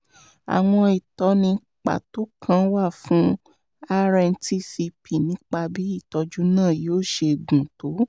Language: Yoruba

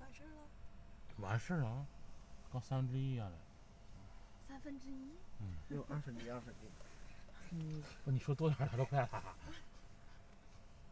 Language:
Chinese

